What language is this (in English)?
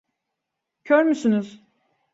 Turkish